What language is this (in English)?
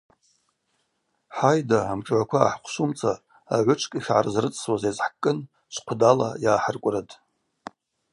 Abaza